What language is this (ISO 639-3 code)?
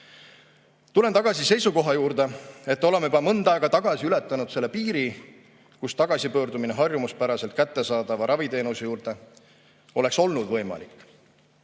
est